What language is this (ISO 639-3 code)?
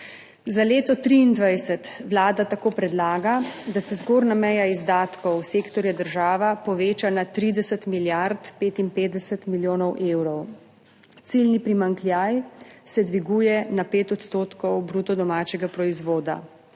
slv